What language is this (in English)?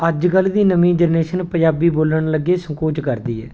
Punjabi